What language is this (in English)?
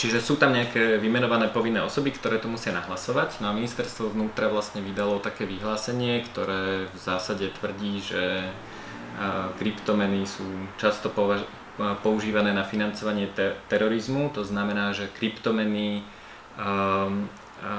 Slovak